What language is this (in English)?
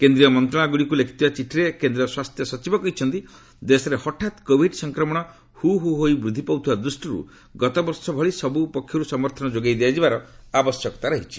Odia